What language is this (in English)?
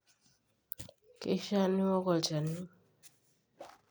Masai